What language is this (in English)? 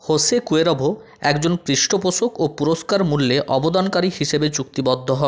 Bangla